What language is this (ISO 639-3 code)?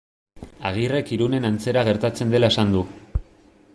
eus